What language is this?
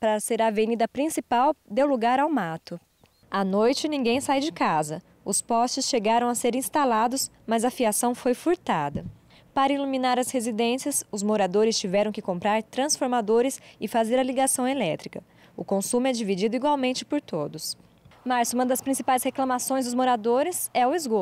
Portuguese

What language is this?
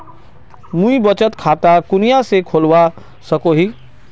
Magahi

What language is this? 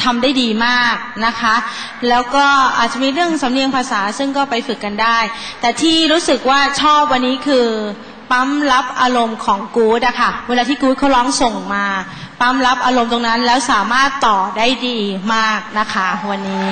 Thai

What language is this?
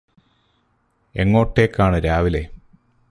Malayalam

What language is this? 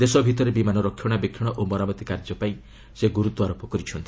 Odia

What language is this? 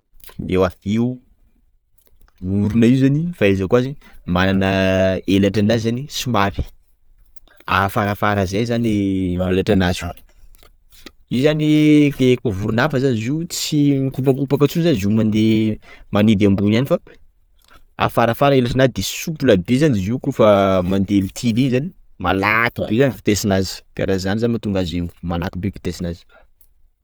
Sakalava Malagasy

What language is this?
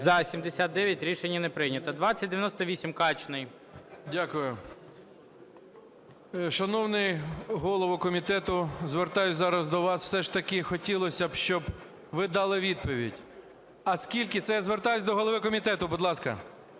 Ukrainian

